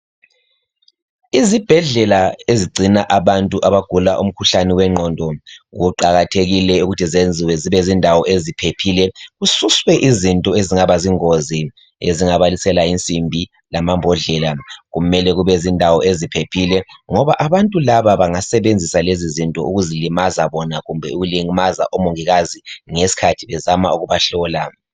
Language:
North Ndebele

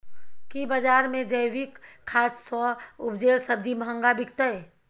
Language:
Maithili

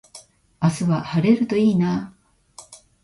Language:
Japanese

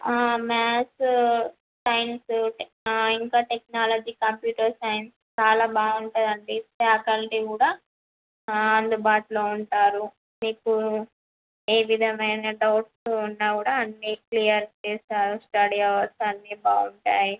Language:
Telugu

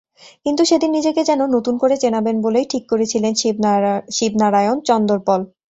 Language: Bangla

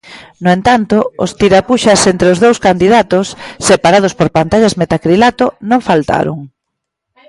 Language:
Galician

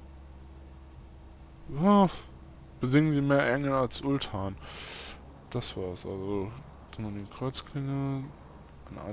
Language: German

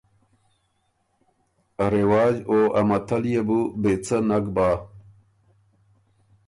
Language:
Ormuri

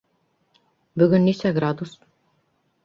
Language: Bashkir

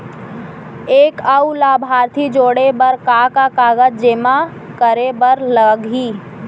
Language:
Chhattisgarhi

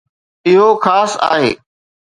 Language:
Sindhi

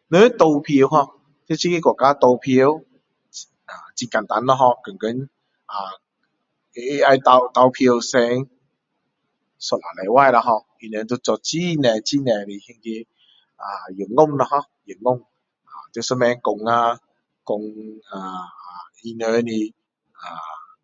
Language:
Min Dong Chinese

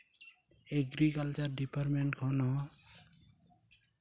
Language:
Santali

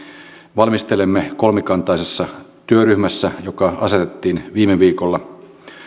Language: Finnish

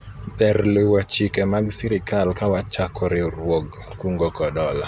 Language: Luo (Kenya and Tanzania)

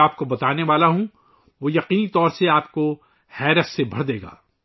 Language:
Urdu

